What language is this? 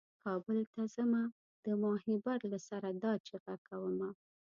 Pashto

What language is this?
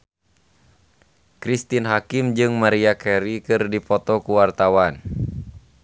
Sundanese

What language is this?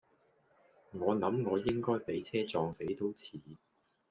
Cantonese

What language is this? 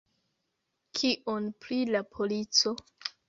Esperanto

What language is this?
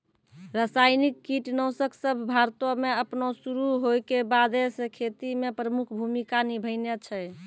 Maithili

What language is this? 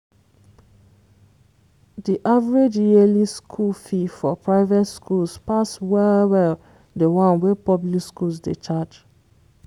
Nigerian Pidgin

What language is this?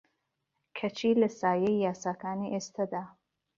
Central Kurdish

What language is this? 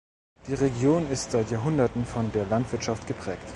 German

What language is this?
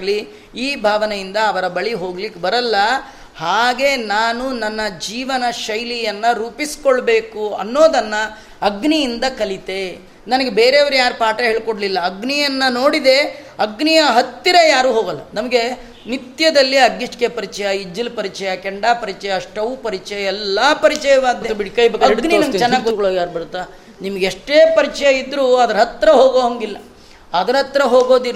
Kannada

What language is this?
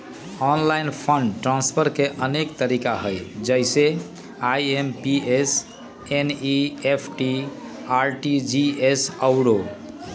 Magahi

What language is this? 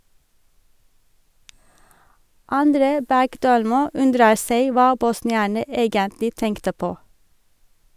Norwegian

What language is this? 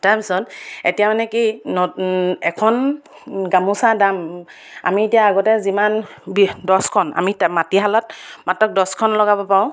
Assamese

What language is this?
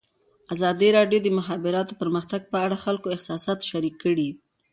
Pashto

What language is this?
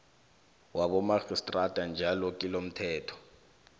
South Ndebele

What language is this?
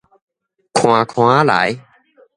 Min Nan Chinese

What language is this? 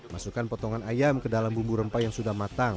Indonesian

